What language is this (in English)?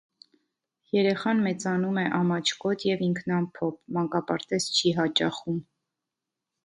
Armenian